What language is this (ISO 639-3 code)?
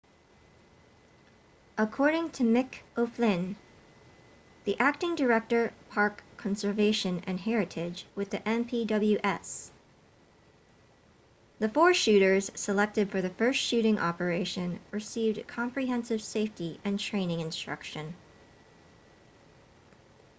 eng